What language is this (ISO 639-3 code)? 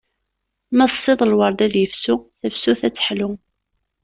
kab